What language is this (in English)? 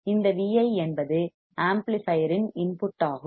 Tamil